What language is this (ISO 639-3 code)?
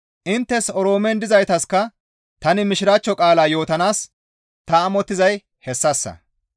gmv